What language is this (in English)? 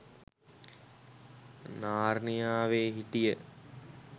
Sinhala